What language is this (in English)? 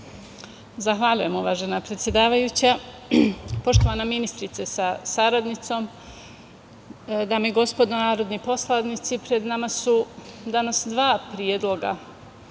Serbian